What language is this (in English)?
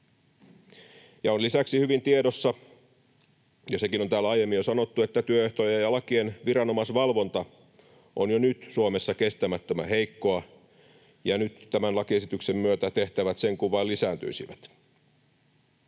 Finnish